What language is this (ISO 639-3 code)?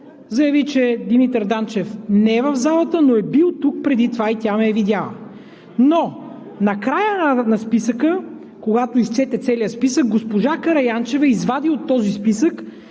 bul